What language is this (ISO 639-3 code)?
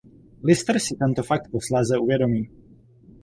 ces